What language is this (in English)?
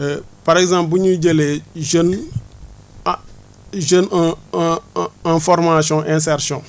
Wolof